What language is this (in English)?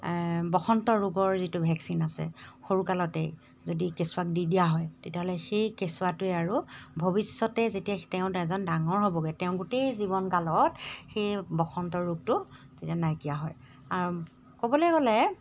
Assamese